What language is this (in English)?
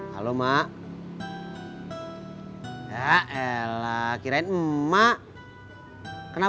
Indonesian